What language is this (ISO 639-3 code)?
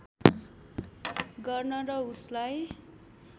nep